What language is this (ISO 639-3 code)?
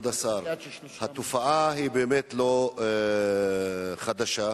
heb